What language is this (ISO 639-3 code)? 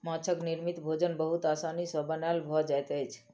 mai